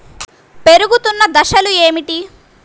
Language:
Telugu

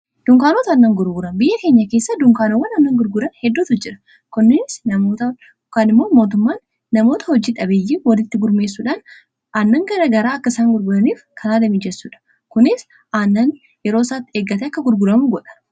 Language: Oromo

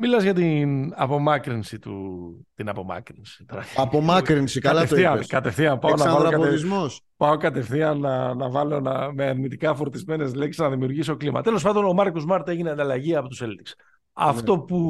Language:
Greek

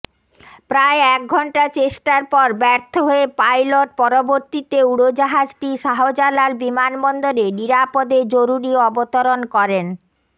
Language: Bangla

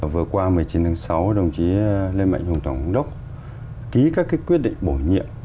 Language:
Vietnamese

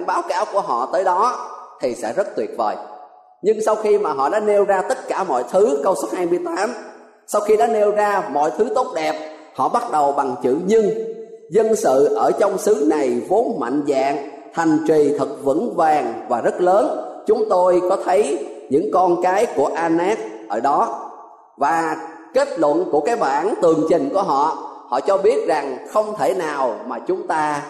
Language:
Vietnamese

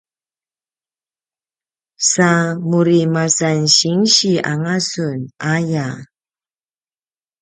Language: Paiwan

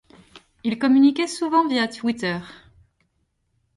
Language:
French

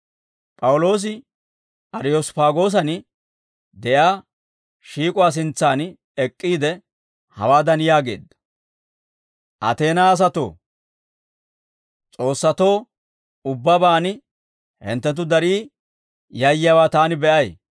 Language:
Dawro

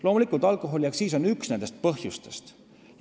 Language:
Estonian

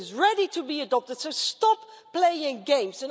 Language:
English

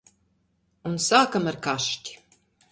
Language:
Latvian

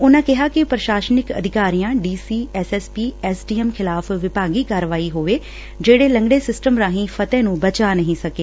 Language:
Punjabi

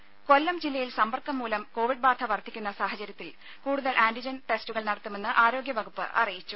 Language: Malayalam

